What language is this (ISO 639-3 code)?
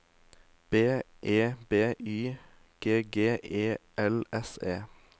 nor